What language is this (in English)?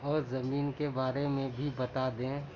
Urdu